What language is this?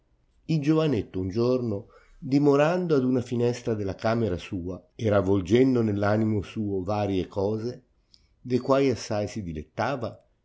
Italian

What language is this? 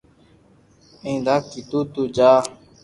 Loarki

